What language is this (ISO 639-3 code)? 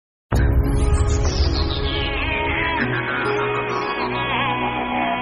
ara